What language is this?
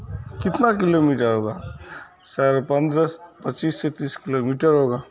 Urdu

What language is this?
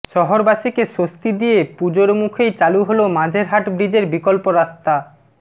Bangla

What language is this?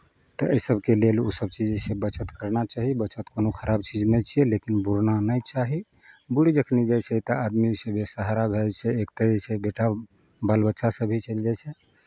Maithili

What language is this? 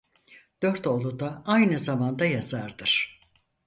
Turkish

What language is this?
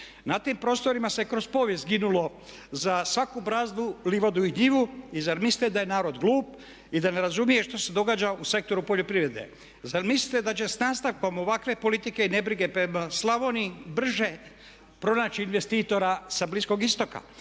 Croatian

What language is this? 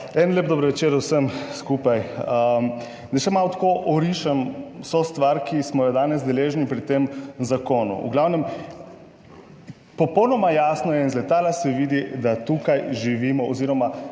Slovenian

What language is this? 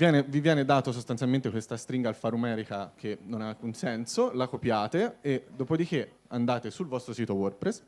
Italian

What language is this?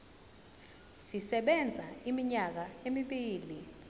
Zulu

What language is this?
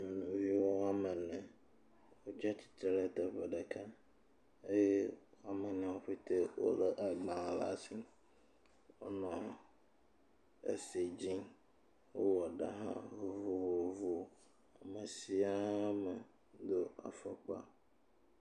Ewe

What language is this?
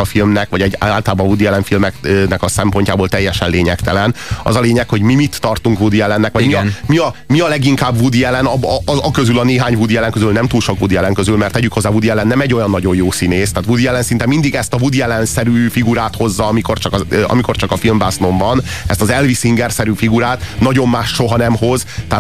Hungarian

